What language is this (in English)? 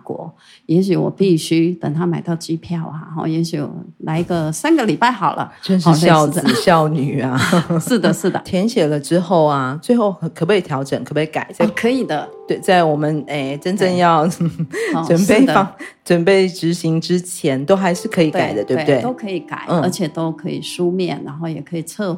Chinese